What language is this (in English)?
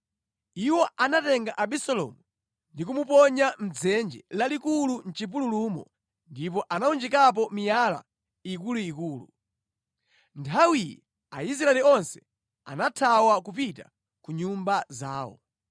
Nyanja